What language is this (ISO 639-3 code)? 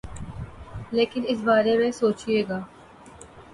urd